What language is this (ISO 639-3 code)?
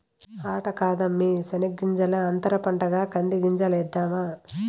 tel